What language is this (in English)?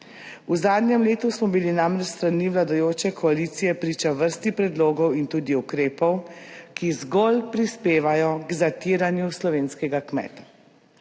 Slovenian